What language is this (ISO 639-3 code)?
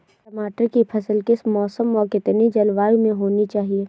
hin